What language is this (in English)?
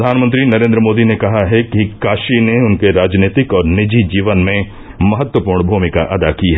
Hindi